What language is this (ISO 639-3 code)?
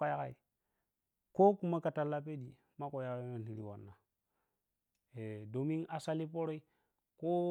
piy